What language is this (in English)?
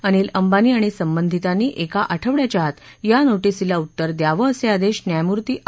Marathi